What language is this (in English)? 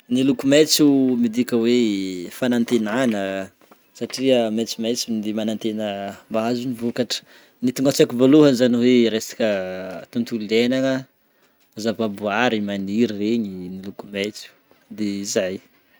Northern Betsimisaraka Malagasy